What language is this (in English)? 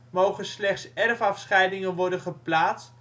Dutch